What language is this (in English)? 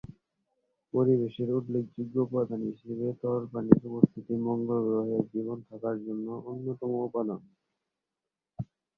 Bangla